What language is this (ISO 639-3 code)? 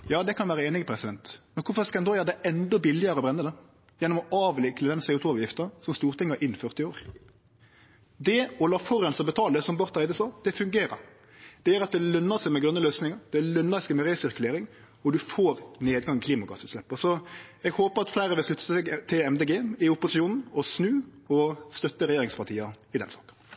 nno